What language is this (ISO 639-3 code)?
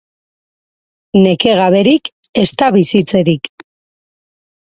eus